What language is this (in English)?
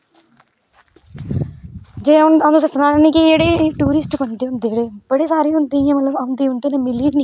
Dogri